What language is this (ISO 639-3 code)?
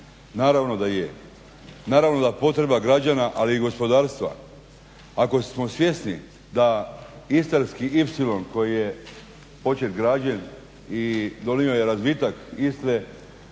hrv